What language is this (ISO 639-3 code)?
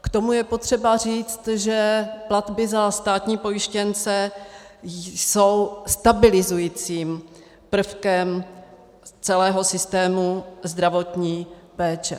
ces